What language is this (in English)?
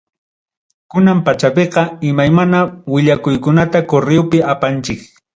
Ayacucho Quechua